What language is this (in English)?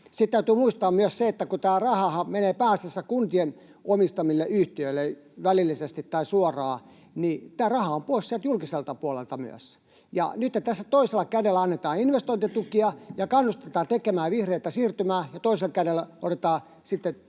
Finnish